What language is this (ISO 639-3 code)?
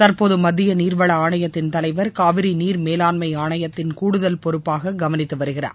tam